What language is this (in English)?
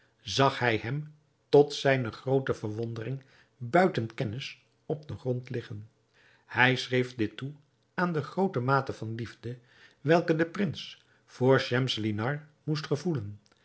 Dutch